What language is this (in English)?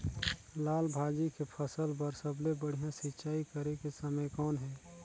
Chhattisgarhi